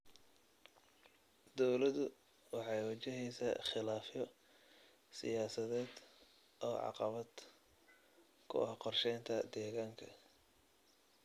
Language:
Somali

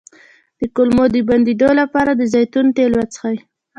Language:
Pashto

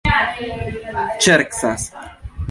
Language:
Esperanto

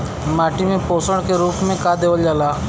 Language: Bhojpuri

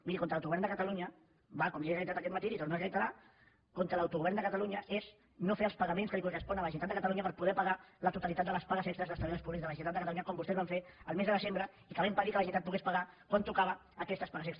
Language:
Catalan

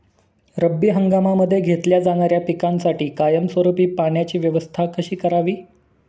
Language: Marathi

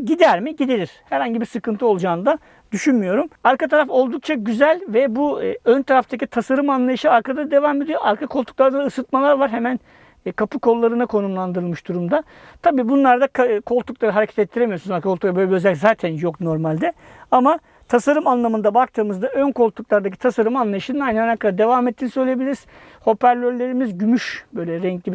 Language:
Turkish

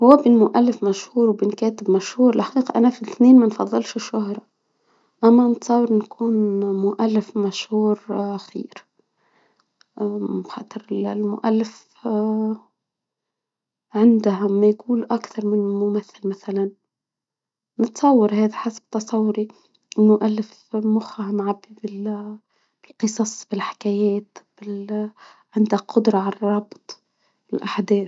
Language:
Tunisian Arabic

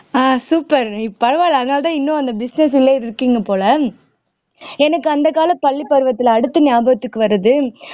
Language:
Tamil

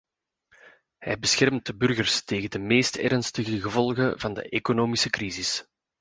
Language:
Dutch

